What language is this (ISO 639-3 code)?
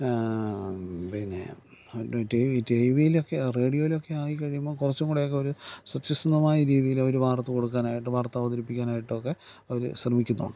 mal